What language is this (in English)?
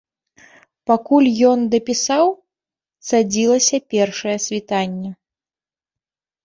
Belarusian